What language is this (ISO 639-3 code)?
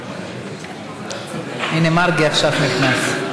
heb